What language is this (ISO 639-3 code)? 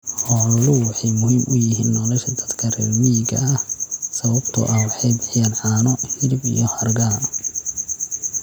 som